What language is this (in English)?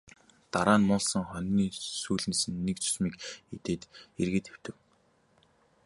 Mongolian